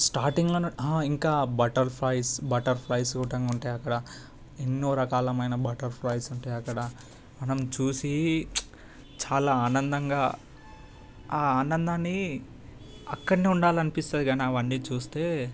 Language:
Telugu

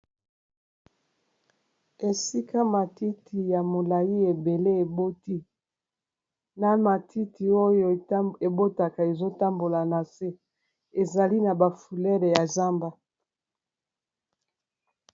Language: Lingala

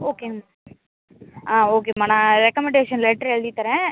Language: Tamil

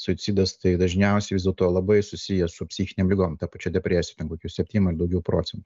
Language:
Lithuanian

